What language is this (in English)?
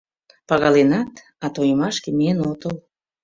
Mari